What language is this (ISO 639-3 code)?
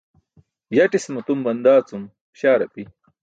bsk